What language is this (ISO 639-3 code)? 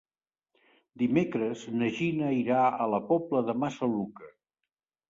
cat